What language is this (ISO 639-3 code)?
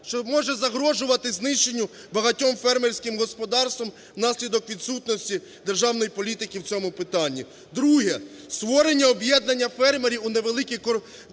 ukr